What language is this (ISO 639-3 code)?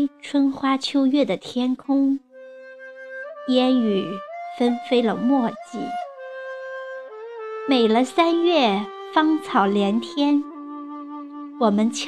zho